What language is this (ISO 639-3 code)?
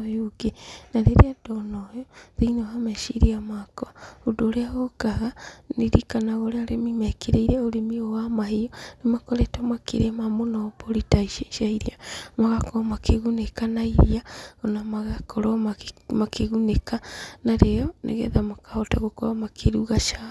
kik